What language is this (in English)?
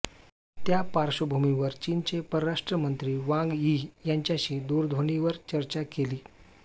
Marathi